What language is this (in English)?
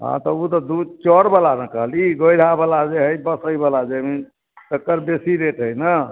Maithili